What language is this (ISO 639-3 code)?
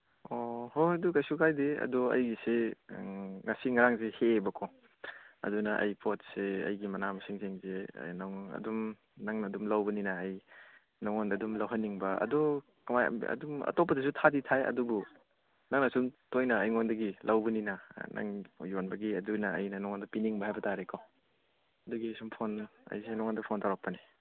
mni